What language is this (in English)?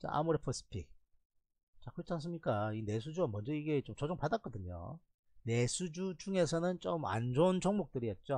Korean